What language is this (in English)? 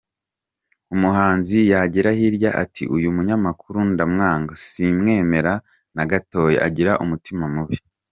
Kinyarwanda